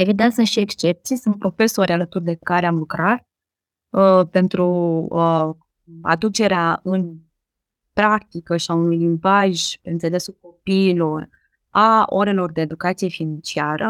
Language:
Romanian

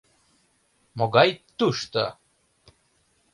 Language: Mari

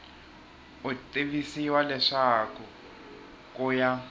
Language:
Tsonga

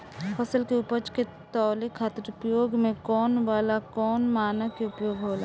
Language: Bhojpuri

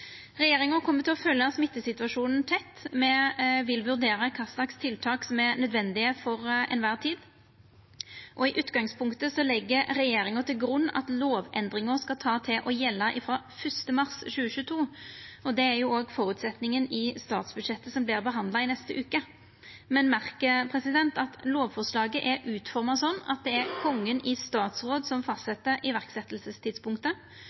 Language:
Norwegian Nynorsk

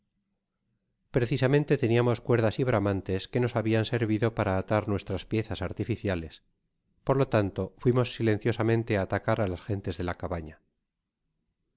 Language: Spanish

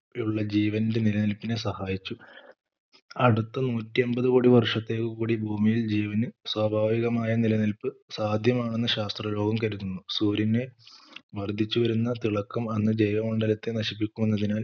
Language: Malayalam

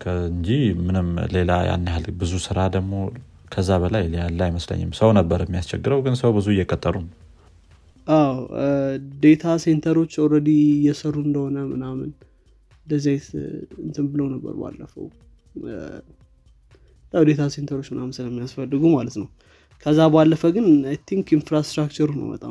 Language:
Amharic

